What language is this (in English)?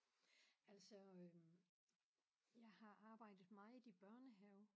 Danish